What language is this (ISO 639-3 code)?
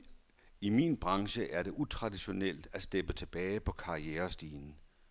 dan